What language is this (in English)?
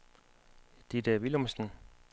Danish